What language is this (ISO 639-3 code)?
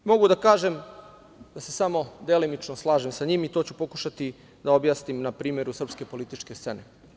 srp